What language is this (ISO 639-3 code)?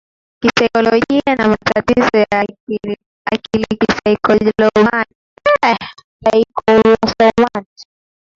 swa